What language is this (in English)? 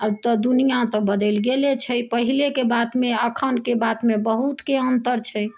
Maithili